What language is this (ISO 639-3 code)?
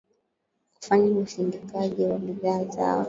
swa